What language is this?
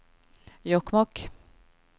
Swedish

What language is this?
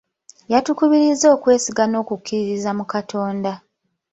Ganda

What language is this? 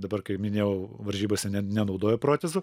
Lithuanian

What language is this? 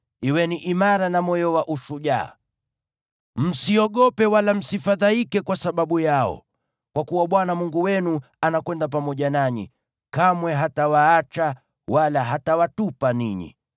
Swahili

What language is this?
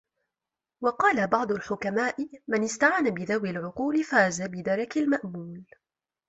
Arabic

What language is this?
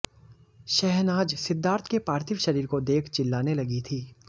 Hindi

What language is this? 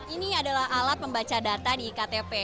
Indonesian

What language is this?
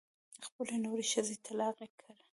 Pashto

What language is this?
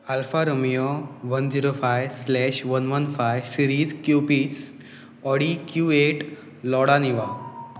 Konkani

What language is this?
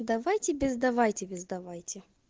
Russian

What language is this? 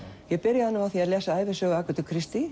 Icelandic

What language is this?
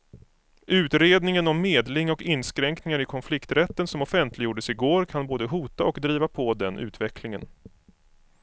Swedish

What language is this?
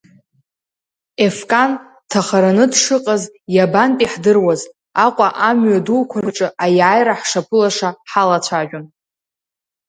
Abkhazian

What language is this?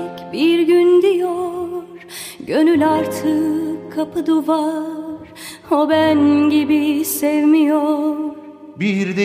Turkish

